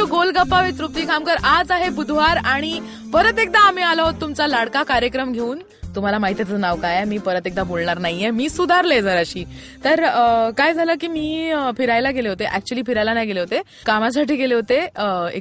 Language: Marathi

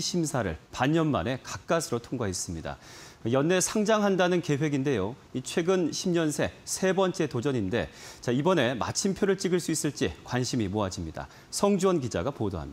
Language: Korean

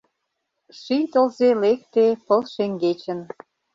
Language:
Mari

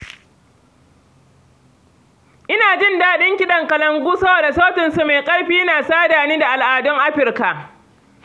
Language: Hausa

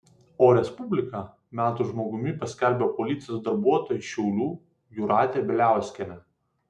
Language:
Lithuanian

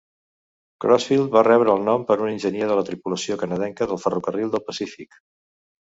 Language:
Catalan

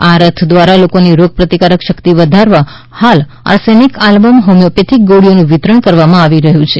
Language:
Gujarati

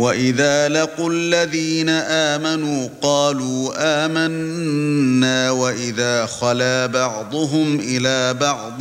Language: Arabic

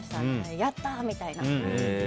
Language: Japanese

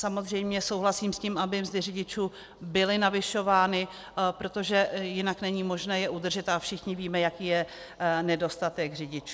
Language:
Czech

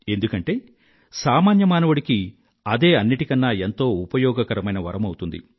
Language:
Telugu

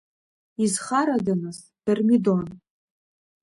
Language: Abkhazian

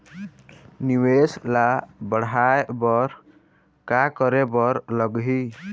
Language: Chhattisgarhi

